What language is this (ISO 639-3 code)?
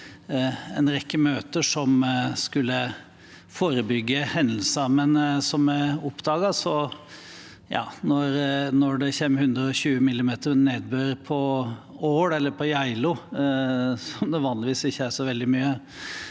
nor